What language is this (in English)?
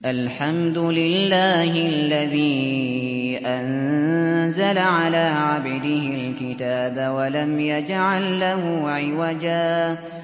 Arabic